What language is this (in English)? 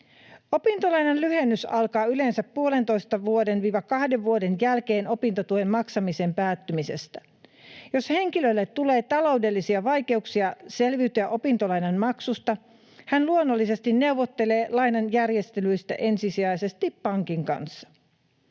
Finnish